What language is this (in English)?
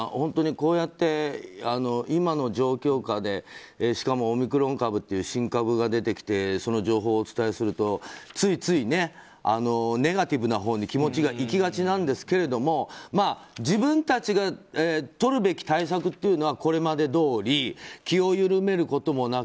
Japanese